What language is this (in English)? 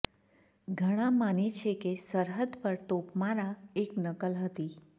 Gujarati